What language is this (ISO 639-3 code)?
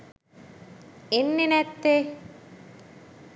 sin